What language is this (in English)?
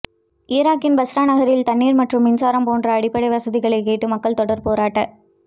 Tamil